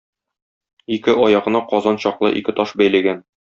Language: Tatar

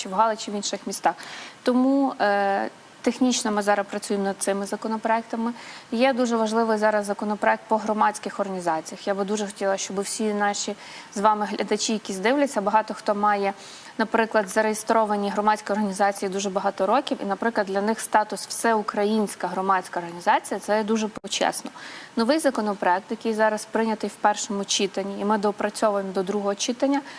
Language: Ukrainian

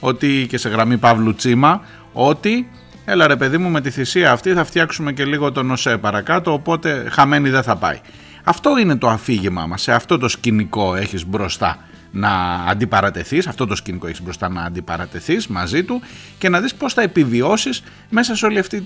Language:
Greek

